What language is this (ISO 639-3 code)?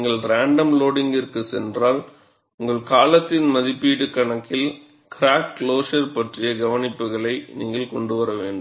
tam